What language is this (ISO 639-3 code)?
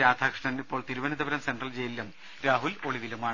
mal